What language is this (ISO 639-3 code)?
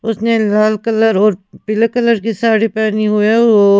hin